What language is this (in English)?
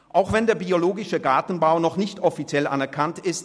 Swiss German